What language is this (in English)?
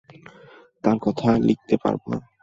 Bangla